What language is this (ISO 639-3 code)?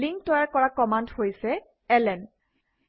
asm